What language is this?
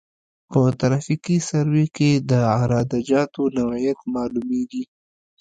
Pashto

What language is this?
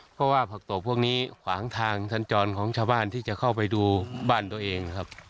Thai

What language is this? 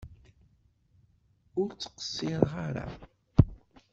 Kabyle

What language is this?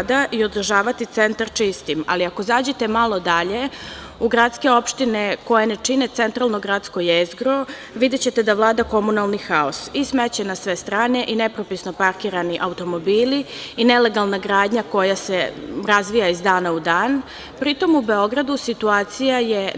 Serbian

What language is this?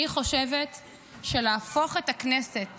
Hebrew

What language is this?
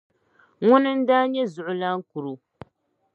Dagbani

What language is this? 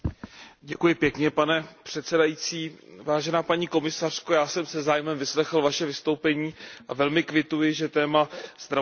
Czech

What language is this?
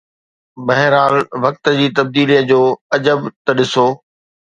Sindhi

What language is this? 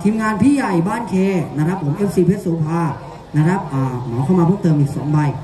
Thai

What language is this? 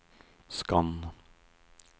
Norwegian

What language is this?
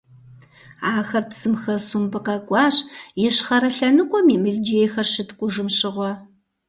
Kabardian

